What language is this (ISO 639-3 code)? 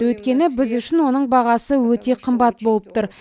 kaz